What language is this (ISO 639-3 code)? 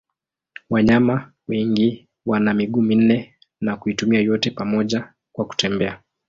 swa